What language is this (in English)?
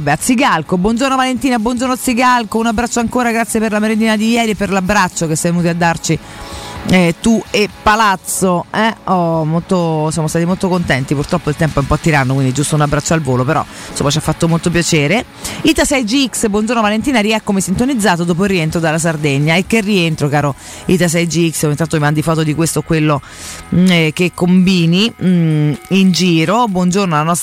Italian